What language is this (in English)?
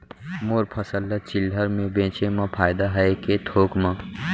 Chhattisgarhi